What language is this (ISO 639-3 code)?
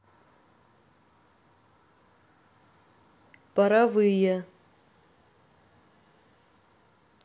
rus